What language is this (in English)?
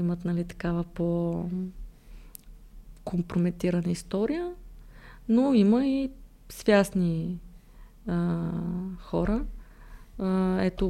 Bulgarian